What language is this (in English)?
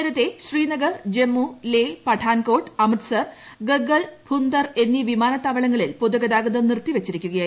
Malayalam